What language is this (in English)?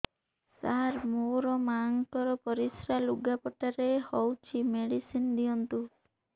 Odia